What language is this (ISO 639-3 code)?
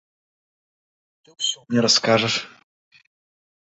bel